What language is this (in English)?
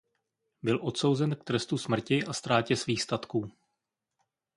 Czech